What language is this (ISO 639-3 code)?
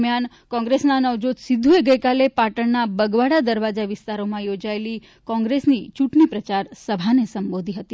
guj